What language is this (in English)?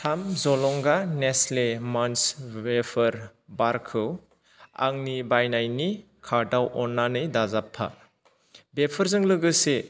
Bodo